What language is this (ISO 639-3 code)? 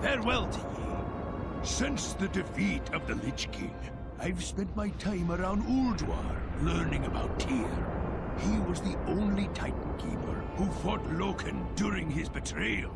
eng